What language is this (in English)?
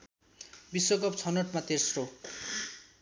Nepali